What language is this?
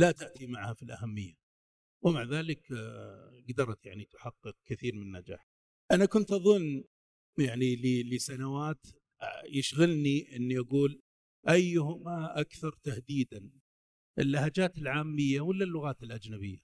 Arabic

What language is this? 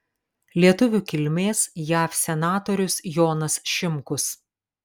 Lithuanian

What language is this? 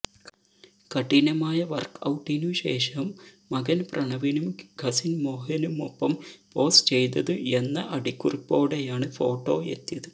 Malayalam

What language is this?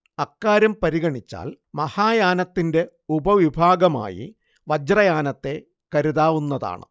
Malayalam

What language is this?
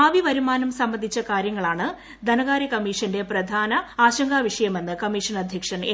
Malayalam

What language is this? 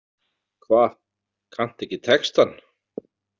Icelandic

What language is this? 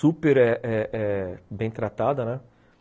Portuguese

